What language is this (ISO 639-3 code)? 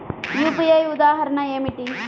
tel